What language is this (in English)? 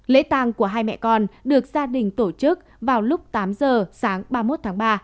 Vietnamese